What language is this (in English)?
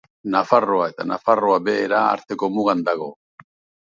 Basque